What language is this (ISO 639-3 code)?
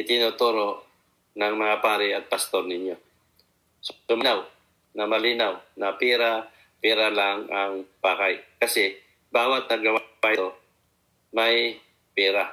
fil